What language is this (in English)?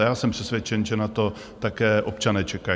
Czech